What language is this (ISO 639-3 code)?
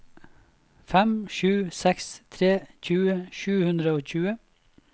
nor